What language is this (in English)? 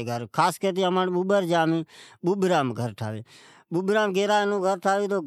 Od